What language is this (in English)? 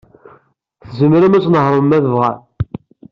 Kabyle